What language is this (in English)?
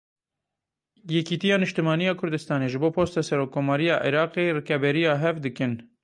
Kurdish